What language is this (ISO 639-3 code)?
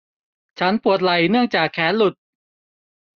tha